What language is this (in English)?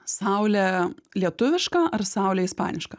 Lithuanian